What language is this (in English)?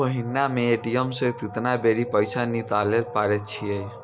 Maithili